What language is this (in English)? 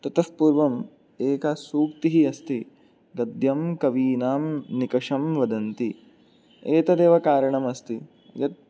Sanskrit